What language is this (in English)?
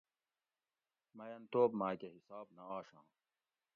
Gawri